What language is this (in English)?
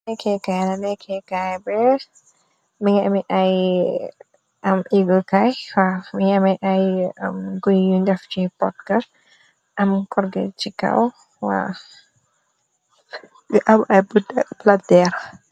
Wolof